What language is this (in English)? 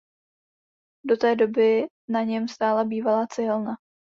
Czech